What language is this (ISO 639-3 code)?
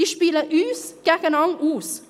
gsw